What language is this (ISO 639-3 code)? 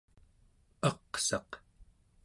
esu